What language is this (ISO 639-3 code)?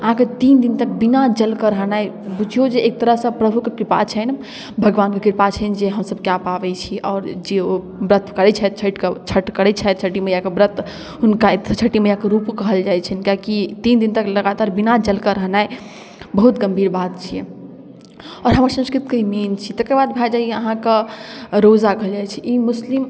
mai